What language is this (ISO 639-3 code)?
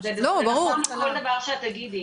heb